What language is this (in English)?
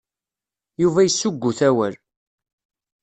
Kabyle